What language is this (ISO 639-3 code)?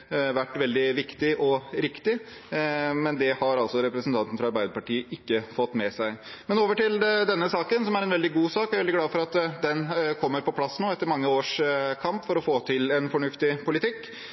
nob